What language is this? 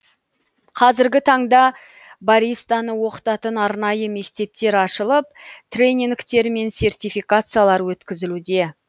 Kazakh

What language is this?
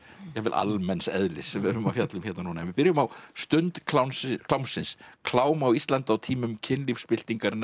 Icelandic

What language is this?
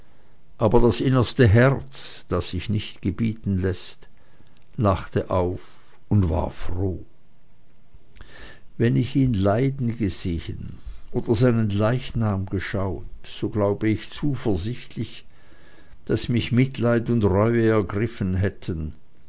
German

